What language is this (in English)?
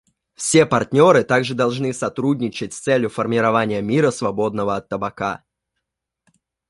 Russian